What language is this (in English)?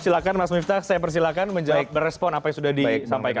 Indonesian